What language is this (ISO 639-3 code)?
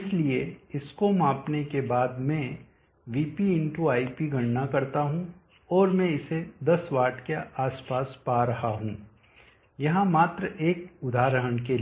hin